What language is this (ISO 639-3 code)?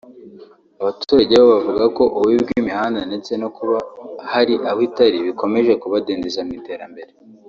kin